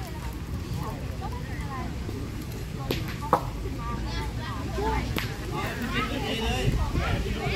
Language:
Thai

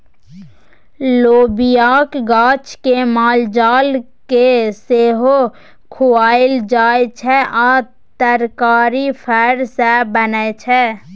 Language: Maithili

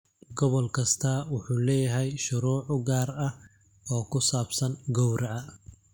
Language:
Somali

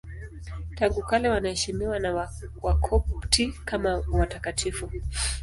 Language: Swahili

